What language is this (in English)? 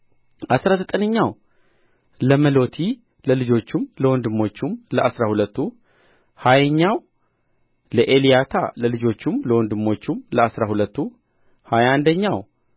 Amharic